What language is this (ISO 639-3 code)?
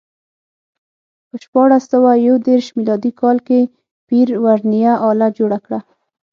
pus